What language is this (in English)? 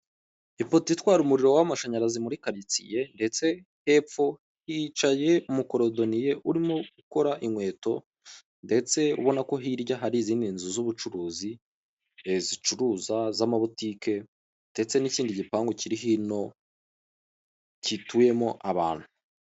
Kinyarwanda